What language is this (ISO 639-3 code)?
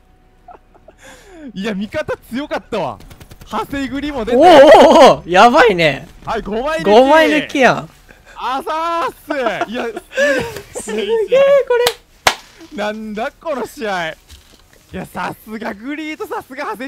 jpn